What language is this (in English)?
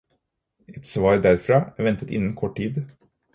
Norwegian Bokmål